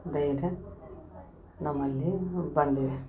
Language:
Kannada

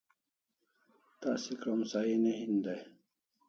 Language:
Kalasha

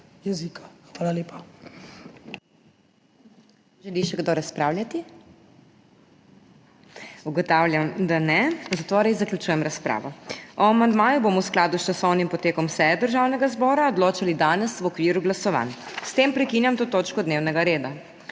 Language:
Slovenian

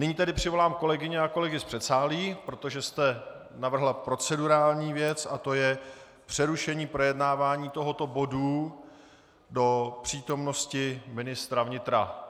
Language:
Czech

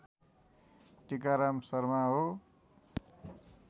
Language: Nepali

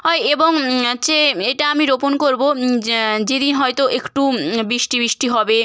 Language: Bangla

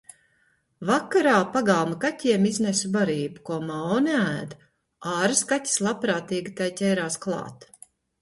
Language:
Latvian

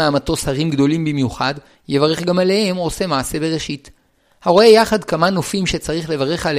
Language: Hebrew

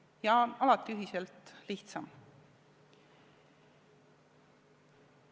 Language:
Estonian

